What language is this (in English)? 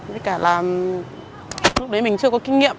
Vietnamese